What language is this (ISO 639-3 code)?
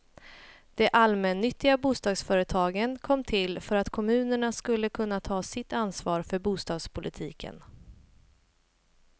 swe